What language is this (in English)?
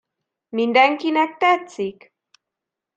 Hungarian